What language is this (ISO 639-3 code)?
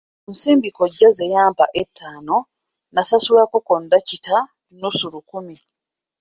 lug